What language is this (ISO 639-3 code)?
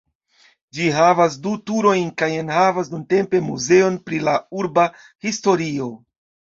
epo